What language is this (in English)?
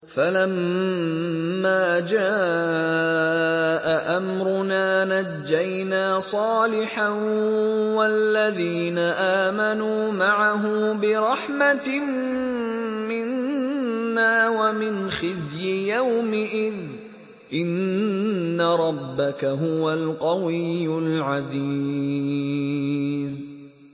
Arabic